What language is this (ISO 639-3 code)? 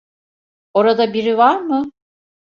tur